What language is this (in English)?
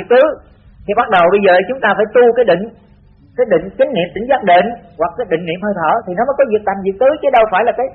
Vietnamese